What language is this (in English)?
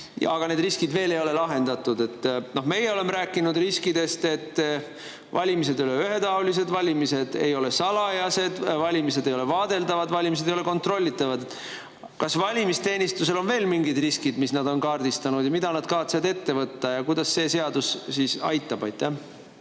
Estonian